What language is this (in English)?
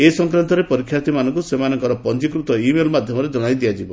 Odia